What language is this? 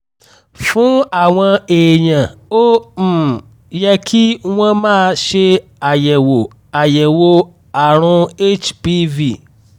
Yoruba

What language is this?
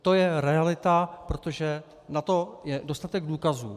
Czech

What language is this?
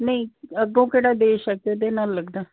Punjabi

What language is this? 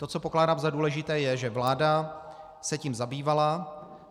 Czech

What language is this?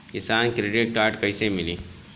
Bhojpuri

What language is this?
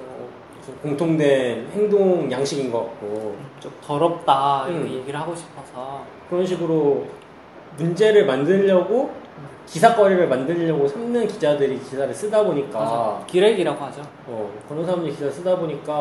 Korean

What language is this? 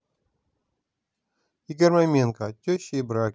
Russian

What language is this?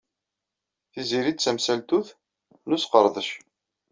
Kabyle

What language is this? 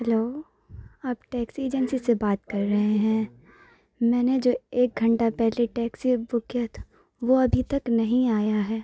Urdu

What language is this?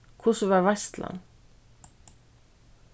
Faroese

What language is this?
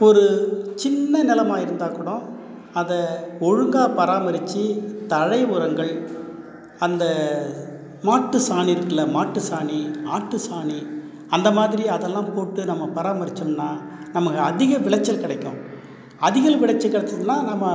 Tamil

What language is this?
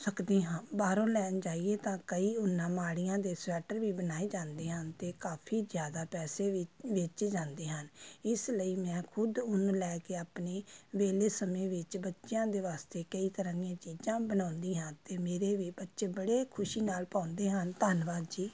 Punjabi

